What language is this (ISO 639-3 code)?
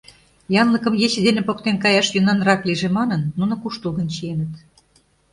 chm